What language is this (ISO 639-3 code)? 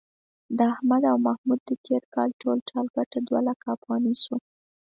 pus